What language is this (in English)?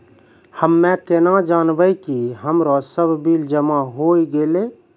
Maithili